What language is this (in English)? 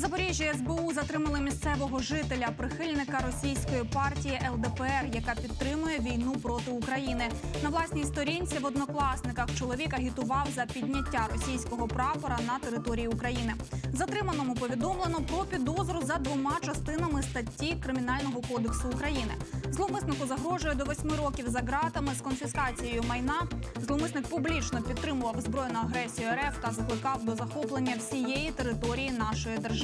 Ukrainian